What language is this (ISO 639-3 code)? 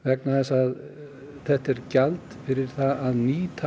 isl